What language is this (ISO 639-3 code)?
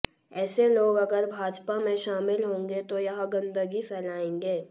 hin